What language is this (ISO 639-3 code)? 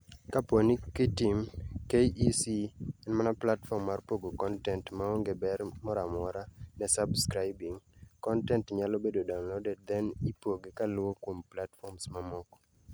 luo